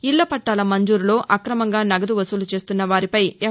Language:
Telugu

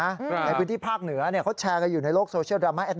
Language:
Thai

